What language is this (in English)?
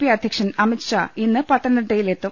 Malayalam